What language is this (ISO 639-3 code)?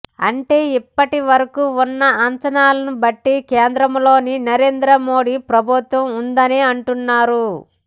tel